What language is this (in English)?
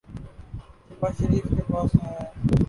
Urdu